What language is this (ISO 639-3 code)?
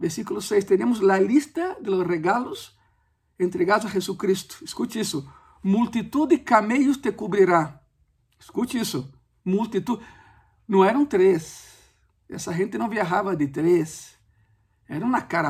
spa